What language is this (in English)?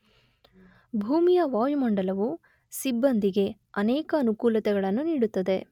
Kannada